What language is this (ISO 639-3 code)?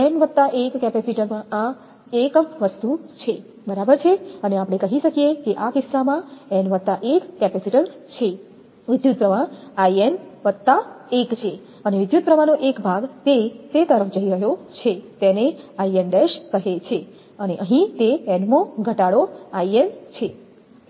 guj